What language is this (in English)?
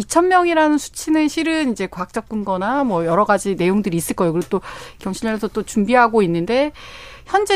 Korean